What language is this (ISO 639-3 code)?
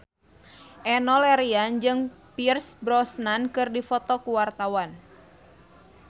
sun